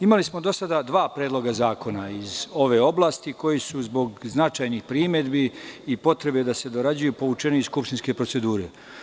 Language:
Serbian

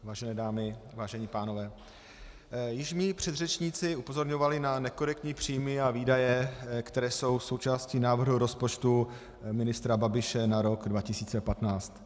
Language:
Czech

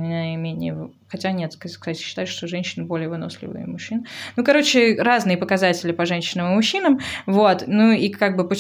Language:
Russian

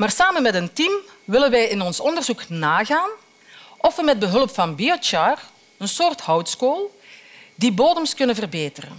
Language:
Dutch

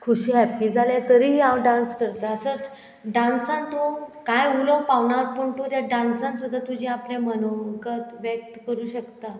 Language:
Konkani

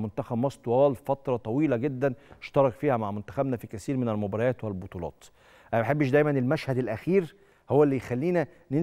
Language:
Arabic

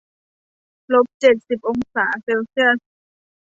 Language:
Thai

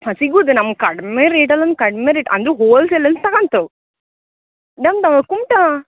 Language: Kannada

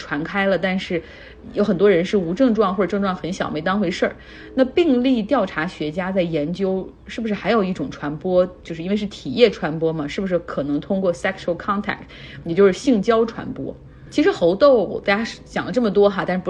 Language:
Chinese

